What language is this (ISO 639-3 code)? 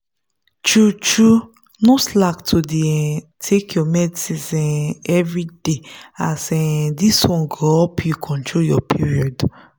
pcm